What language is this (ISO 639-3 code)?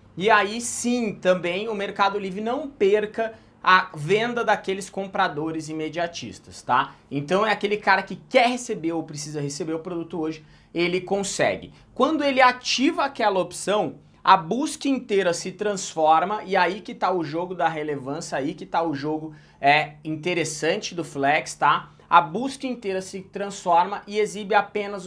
por